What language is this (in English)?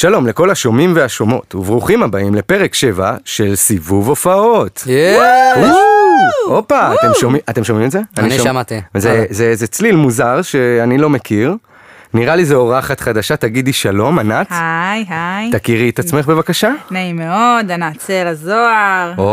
Hebrew